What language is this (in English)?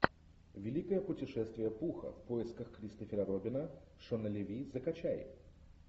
Russian